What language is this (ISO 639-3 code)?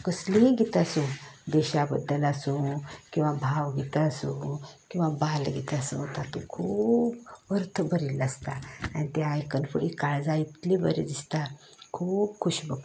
kok